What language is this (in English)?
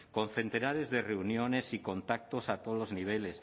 Spanish